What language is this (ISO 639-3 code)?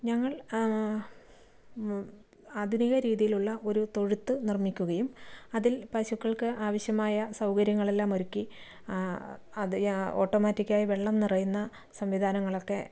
mal